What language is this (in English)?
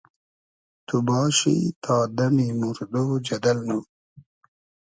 Hazaragi